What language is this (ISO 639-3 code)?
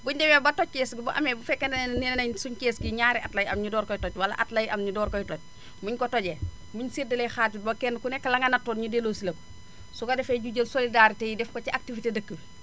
wol